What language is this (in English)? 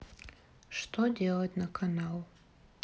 Russian